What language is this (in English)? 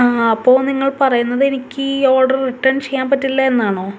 Malayalam